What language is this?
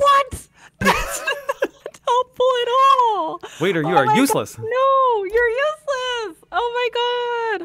English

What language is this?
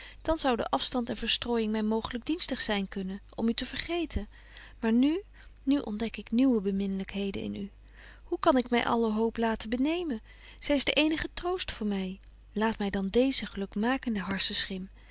Dutch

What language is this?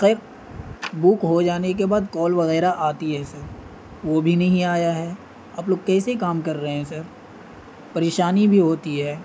Urdu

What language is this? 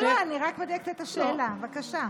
Hebrew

